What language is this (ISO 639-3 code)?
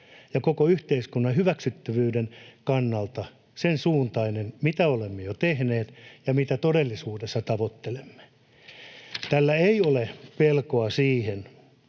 fin